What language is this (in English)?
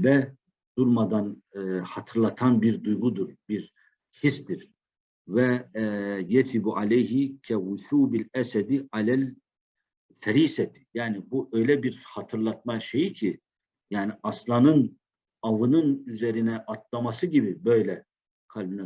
Turkish